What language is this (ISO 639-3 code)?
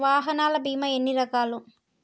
tel